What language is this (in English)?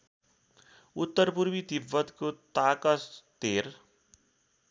Nepali